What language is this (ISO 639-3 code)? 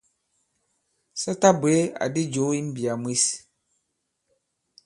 abb